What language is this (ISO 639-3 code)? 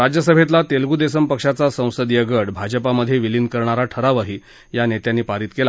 mar